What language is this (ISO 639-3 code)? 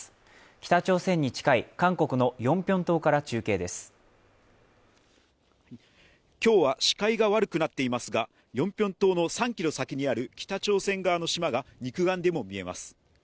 jpn